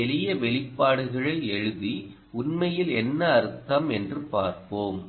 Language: Tamil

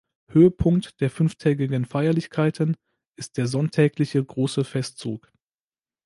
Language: German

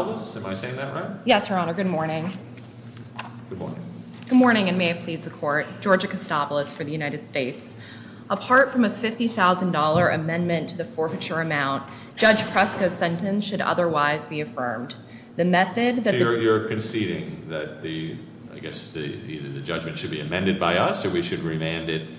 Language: English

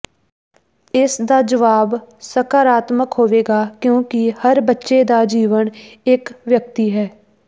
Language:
Punjabi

